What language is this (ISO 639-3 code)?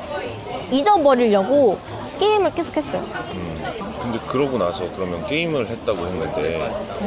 kor